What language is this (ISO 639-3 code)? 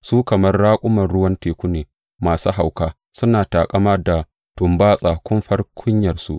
hau